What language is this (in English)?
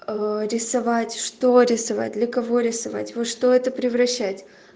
Russian